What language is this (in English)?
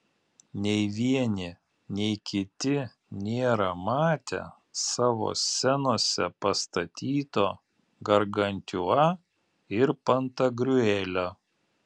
Lithuanian